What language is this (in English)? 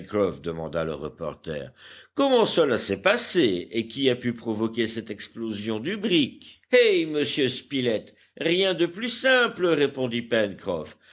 French